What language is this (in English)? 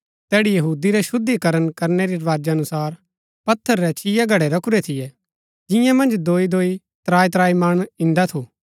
Gaddi